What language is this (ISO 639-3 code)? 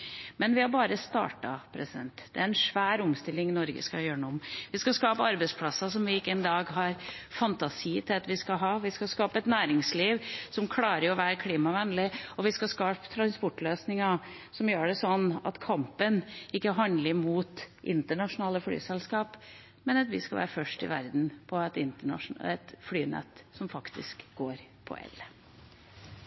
nob